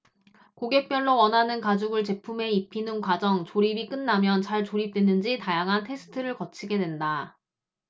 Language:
Korean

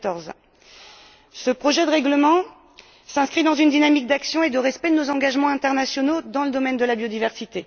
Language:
French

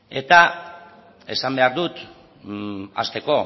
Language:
Basque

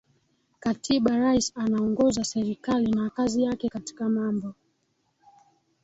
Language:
Swahili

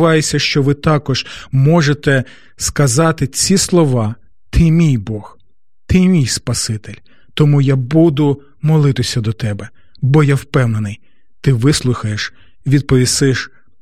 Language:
Ukrainian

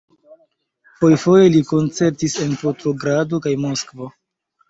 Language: Esperanto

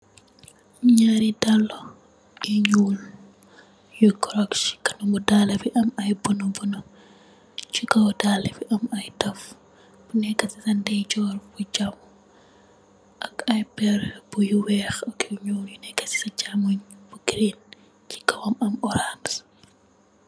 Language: Wolof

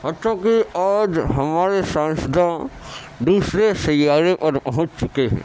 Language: Urdu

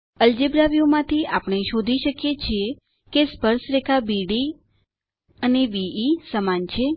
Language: Gujarati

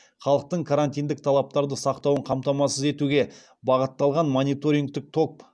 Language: Kazakh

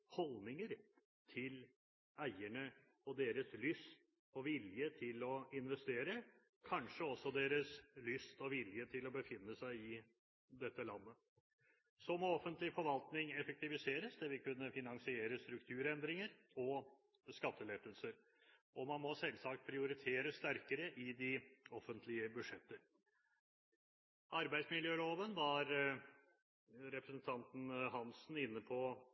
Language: Norwegian Bokmål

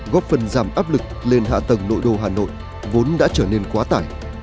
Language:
Vietnamese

